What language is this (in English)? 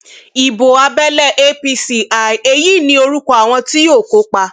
Yoruba